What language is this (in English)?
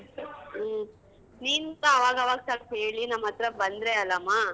Kannada